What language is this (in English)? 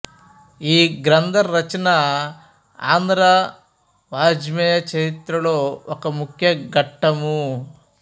Telugu